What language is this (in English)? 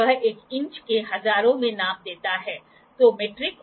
Hindi